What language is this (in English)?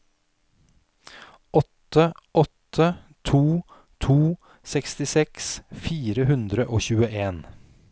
Norwegian